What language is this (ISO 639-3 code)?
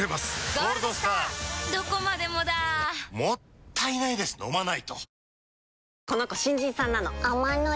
jpn